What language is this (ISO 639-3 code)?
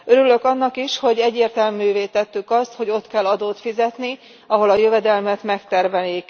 hun